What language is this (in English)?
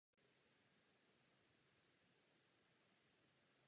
Czech